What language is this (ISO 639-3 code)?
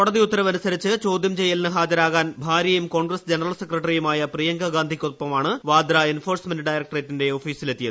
mal